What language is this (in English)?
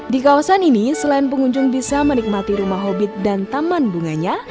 Indonesian